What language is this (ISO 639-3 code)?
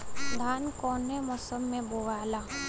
bho